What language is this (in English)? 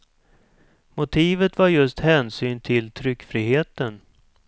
Swedish